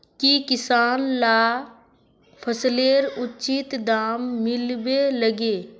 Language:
Magahi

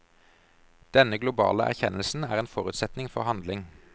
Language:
Norwegian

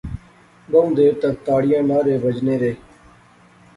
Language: Pahari-Potwari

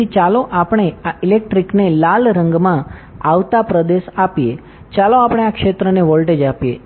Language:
Gujarati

